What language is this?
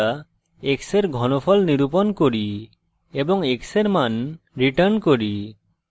Bangla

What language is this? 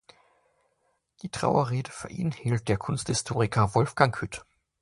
German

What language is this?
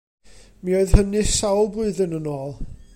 Welsh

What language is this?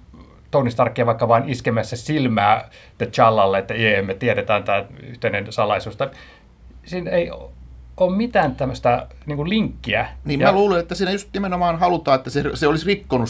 Finnish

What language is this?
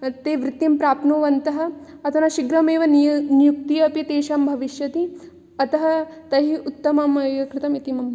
Sanskrit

